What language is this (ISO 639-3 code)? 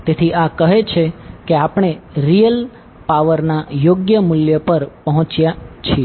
guj